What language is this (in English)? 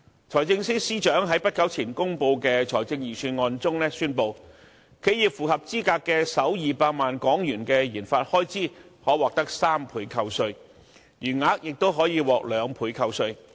Cantonese